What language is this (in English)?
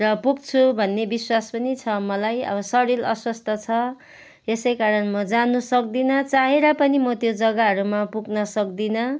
Nepali